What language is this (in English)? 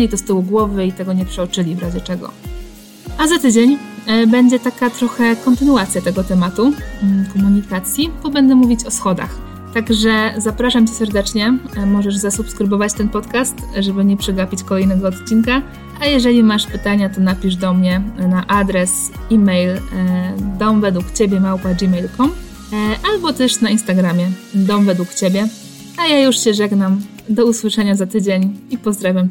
Polish